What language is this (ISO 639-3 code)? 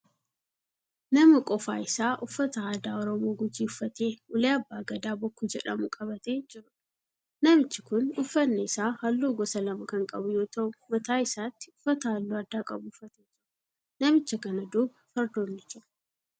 orm